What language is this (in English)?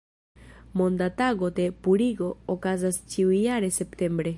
Esperanto